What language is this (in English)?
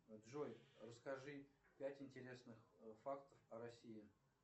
Russian